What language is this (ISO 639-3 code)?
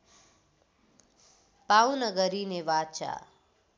nep